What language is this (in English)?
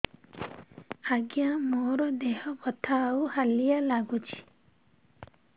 Odia